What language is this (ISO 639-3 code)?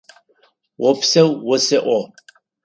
ady